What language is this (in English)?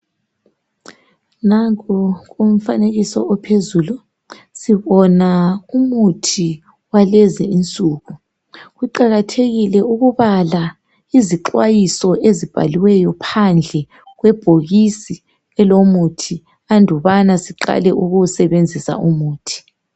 North Ndebele